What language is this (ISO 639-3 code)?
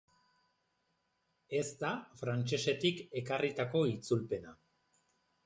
eus